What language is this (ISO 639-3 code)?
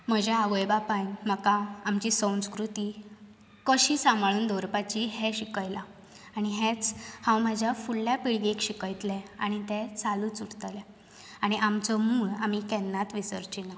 kok